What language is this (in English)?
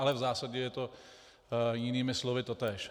Czech